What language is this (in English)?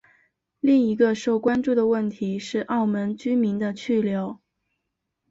Chinese